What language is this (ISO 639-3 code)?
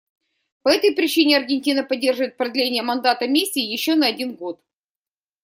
rus